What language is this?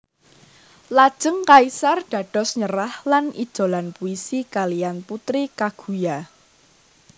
Javanese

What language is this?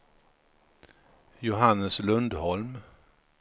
Swedish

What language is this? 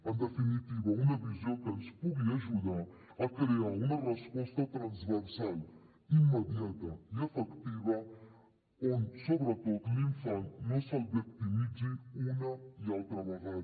Catalan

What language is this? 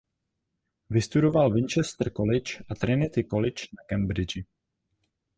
Czech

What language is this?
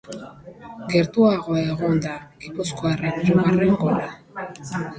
Basque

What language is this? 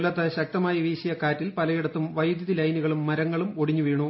Malayalam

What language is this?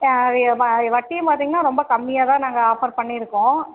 Tamil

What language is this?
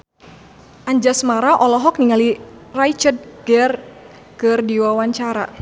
Sundanese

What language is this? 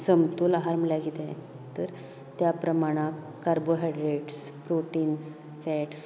Konkani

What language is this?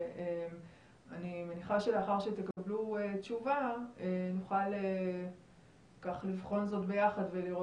Hebrew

